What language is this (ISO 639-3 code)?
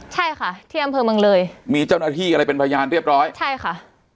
tha